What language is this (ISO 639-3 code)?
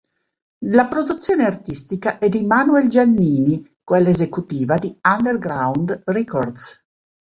ita